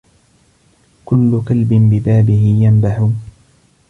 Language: Arabic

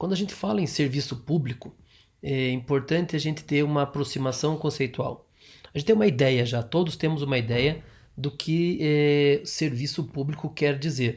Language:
Portuguese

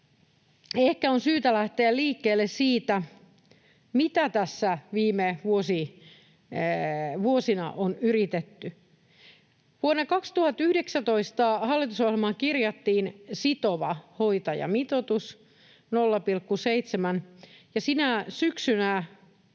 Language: Finnish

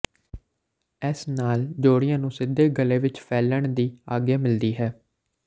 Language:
Punjabi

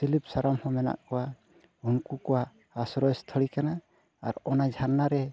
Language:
Santali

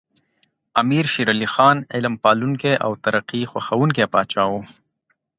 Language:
Pashto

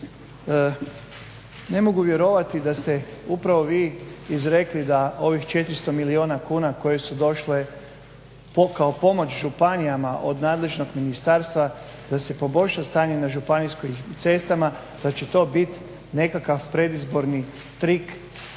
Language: Croatian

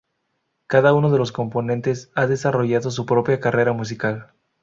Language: Spanish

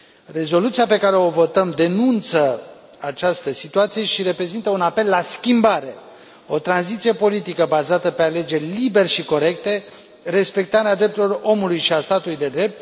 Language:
Romanian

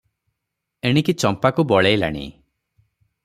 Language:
Odia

